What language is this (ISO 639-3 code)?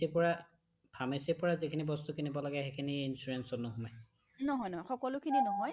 asm